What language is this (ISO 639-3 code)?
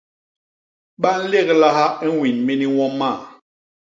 bas